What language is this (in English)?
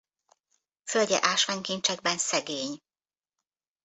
Hungarian